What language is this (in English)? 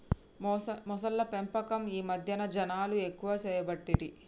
Telugu